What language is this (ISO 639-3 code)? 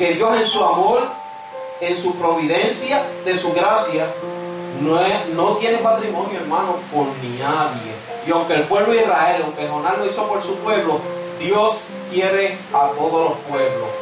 spa